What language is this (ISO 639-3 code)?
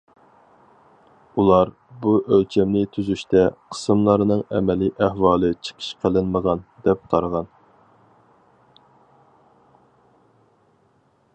uig